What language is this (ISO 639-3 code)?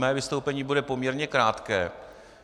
ces